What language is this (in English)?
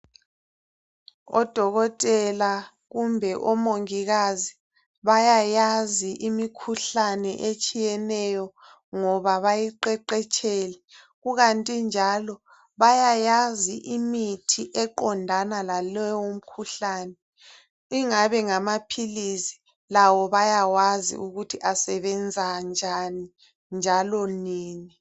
North Ndebele